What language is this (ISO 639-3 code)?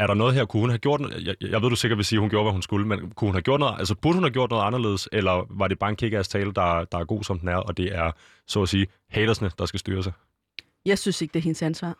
dan